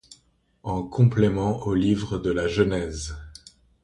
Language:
French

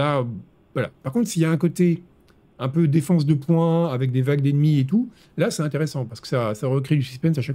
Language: French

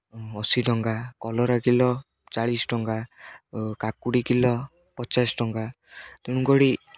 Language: Odia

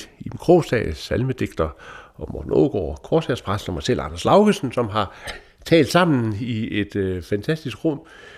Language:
Danish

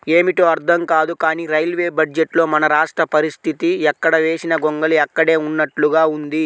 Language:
Telugu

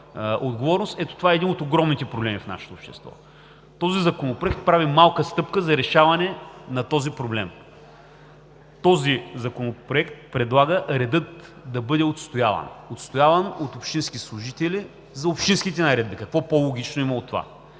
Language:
Bulgarian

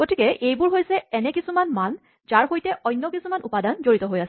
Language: Assamese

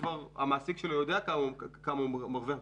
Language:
Hebrew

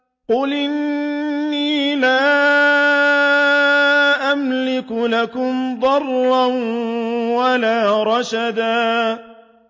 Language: Arabic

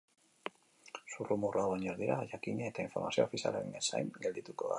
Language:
Basque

